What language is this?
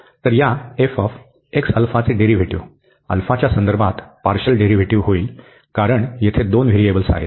Marathi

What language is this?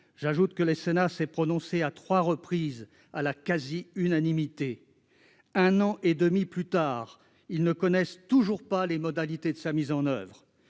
French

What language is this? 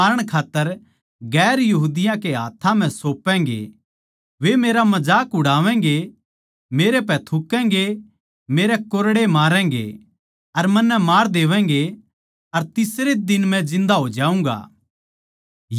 Haryanvi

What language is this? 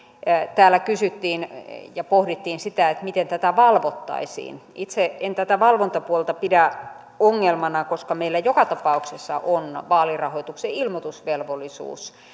Finnish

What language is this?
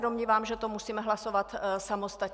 Czech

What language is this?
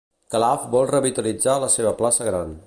Catalan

